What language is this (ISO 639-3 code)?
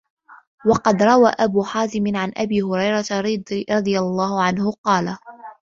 ara